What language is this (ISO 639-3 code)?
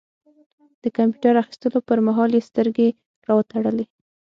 pus